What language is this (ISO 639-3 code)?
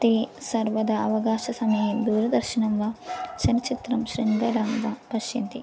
san